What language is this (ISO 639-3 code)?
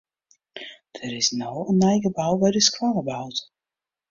fry